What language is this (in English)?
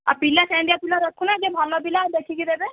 Odia